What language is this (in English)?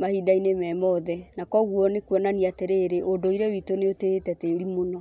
Kikuyu